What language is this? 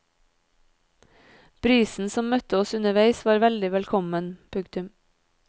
Norwegian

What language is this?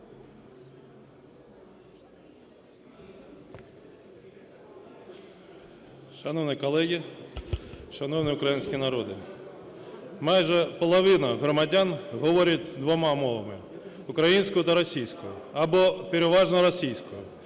Ukrainian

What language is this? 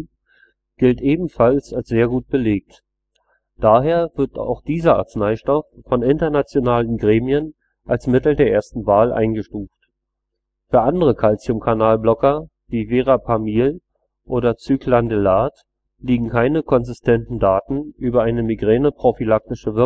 German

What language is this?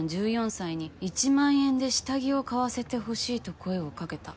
Japanese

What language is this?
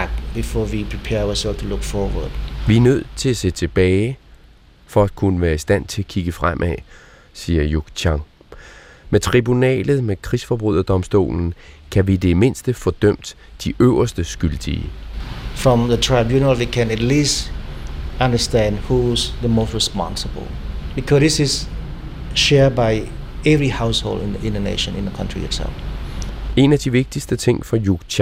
Danish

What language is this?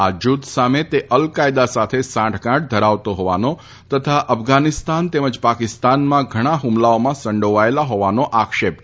Gujarati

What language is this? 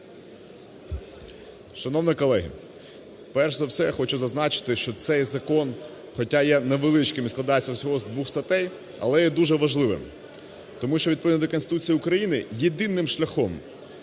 Ukrainian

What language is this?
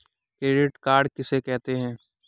Hindi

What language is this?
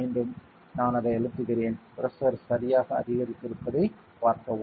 Tamil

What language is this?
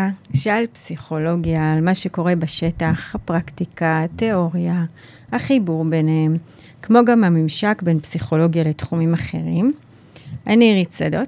Hebrew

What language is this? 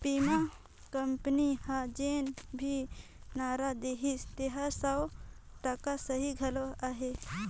Chhattisgarhi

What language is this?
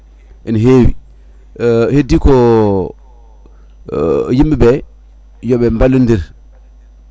Fula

